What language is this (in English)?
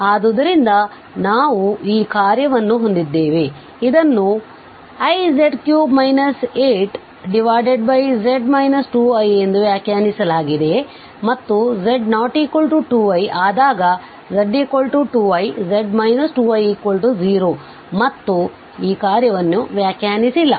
Kannada